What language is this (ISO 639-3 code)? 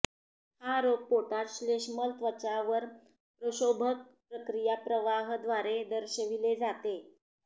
mar